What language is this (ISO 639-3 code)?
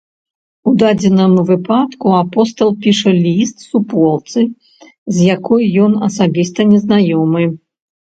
bel